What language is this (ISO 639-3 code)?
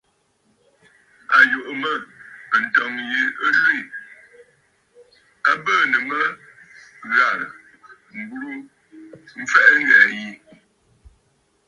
bfd